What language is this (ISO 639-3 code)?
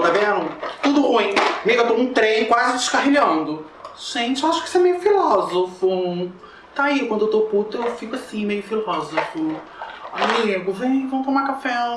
por